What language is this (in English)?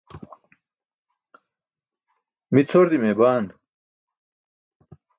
Burushaski